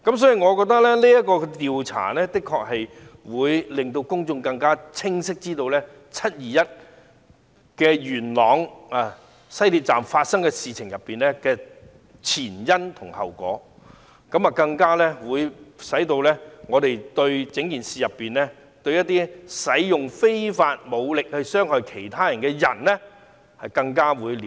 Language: Cantonese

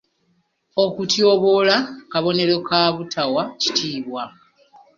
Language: Ganda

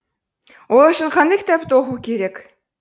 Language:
Kazakh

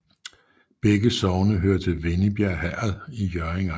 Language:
Danish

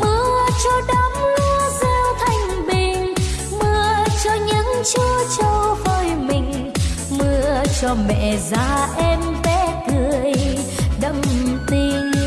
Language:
Vietnamese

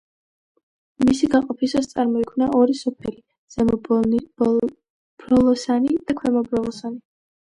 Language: Georgian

